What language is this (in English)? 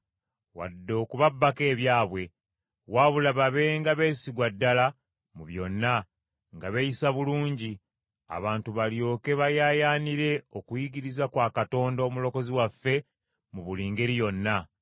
Ganda